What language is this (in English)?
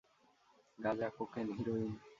Bangla